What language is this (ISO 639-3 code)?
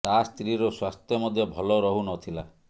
ori